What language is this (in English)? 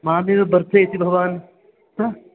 Sanskrit